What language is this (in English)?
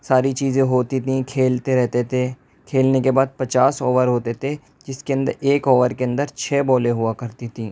Urdu